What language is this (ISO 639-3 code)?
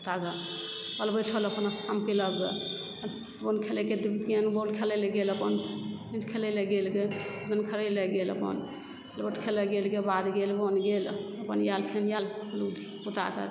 mai